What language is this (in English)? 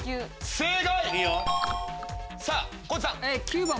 Japanese